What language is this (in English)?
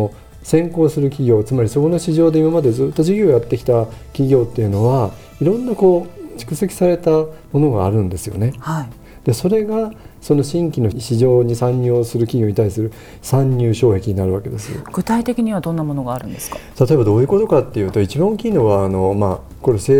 Japanese